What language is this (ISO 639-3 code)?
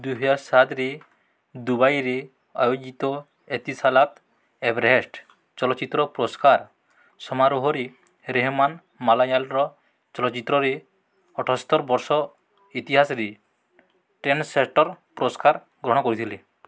ori